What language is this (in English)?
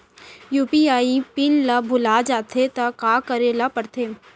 Chhattisgarhi